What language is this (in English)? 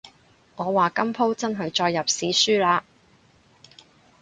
Cantonese